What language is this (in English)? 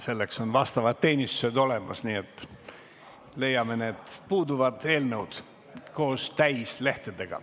Estonian